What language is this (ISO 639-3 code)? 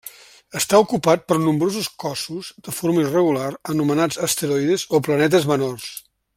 cat